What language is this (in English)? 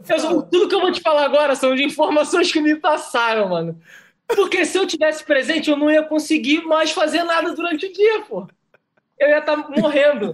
Portuguese